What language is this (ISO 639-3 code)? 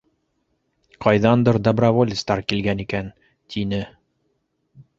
bak